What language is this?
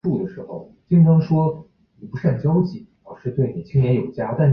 Chinese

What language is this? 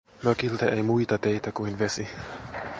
Finnish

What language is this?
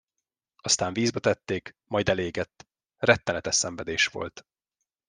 Hungarian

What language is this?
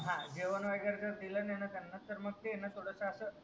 Marathi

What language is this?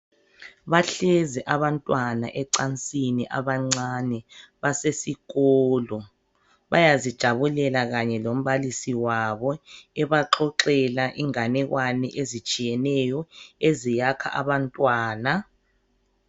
North Ndebele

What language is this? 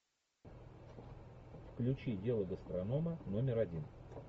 Russian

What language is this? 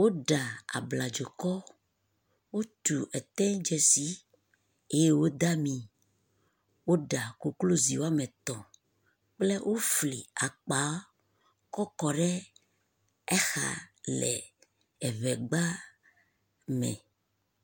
Ewe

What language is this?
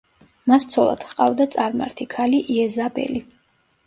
Georgian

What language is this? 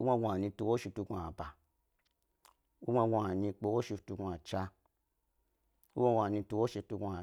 Gbari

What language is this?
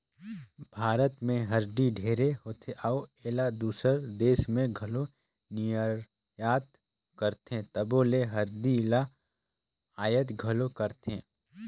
Chhattisgarhi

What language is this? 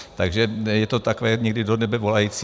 Czech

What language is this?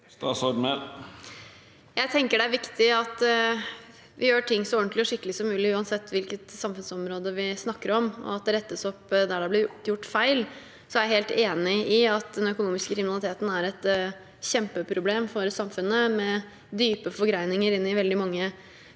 Norwegian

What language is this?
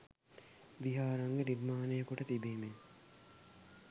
Sinhala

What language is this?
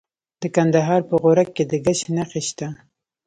Pashto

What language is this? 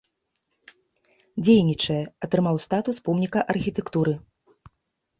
Belarusian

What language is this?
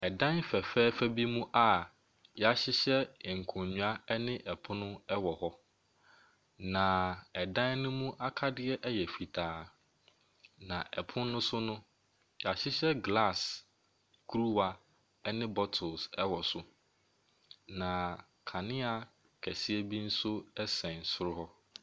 Akan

